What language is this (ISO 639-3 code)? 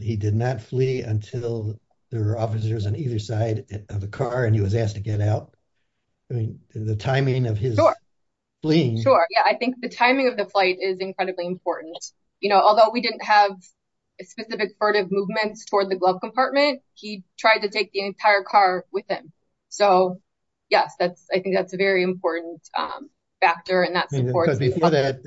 eng